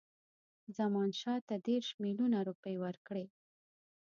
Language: Pashto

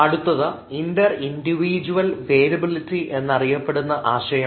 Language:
Malayalam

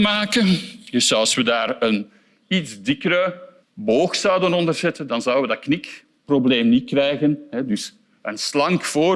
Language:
Dutch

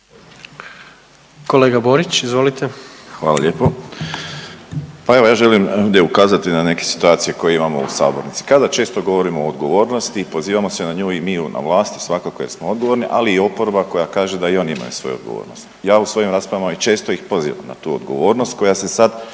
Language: Croatian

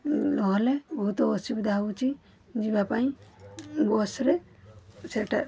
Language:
Odia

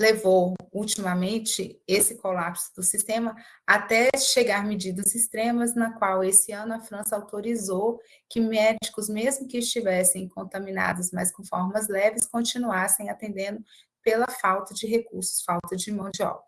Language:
Portuguese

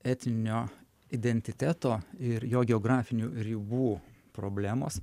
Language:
Lithuanian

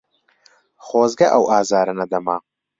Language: Central Kurdish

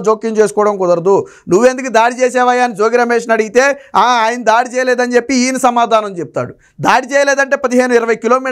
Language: Telugu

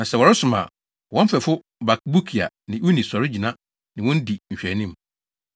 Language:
Akan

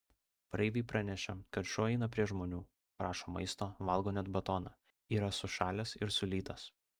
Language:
Lithuanian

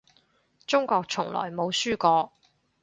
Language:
Cantonese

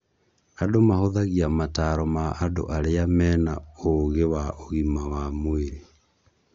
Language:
Kikuyu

